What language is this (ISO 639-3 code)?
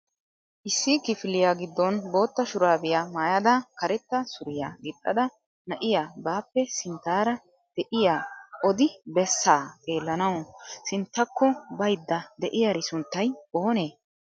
wal